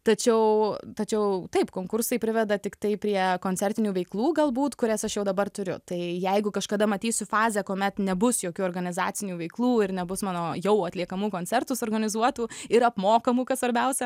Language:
Lithuanian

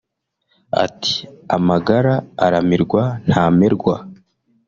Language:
Kinyarwanda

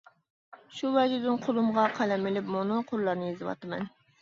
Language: Uyghur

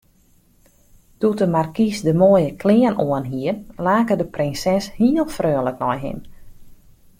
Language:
Western Frisian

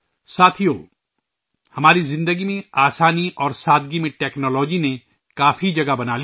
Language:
Urdu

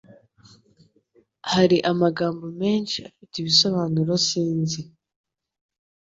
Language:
Kinyarwanda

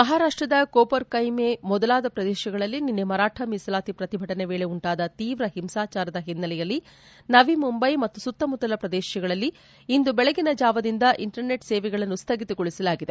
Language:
Kannada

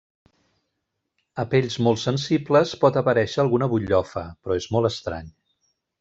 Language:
Catalan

